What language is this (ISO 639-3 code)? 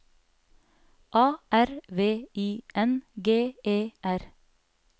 nor